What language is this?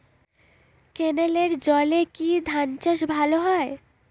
Bangla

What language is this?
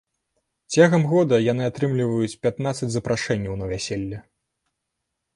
Belarusian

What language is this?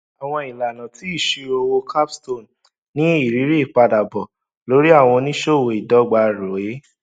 Yoruba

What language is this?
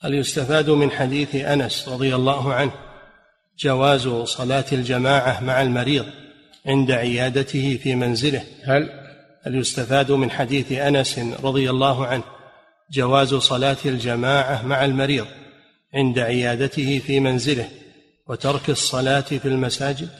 Arabic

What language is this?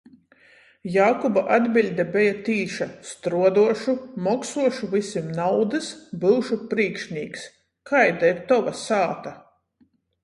Latgalian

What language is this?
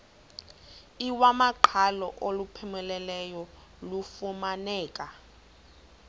Xhosa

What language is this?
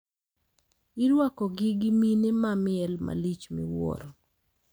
Luo (Kenya and Tanzania)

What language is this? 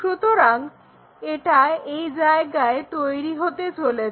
Bangla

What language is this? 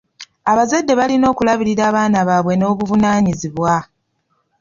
Ganda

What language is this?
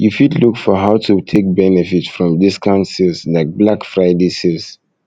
Nigerian Pidgin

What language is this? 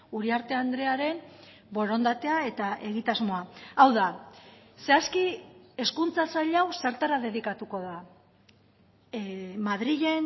Basque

